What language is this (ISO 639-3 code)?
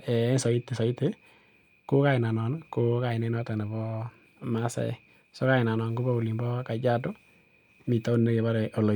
kln